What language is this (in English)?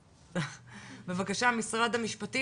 Hebrew